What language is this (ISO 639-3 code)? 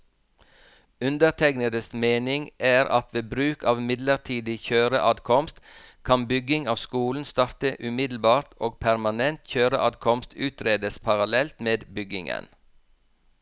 nor